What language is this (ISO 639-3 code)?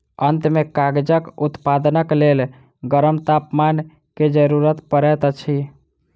mai